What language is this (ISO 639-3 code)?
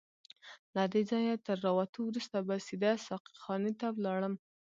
pus